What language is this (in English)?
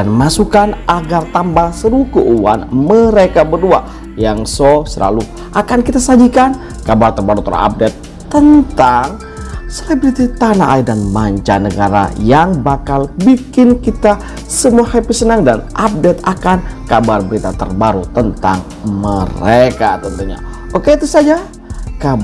Indonesian